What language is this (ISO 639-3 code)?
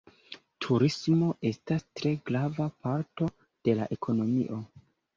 epo